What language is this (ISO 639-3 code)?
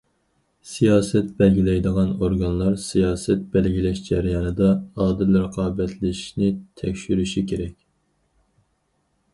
uig